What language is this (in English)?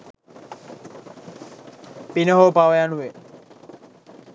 Sinhala